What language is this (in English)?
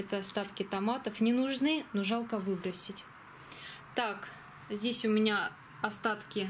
Russian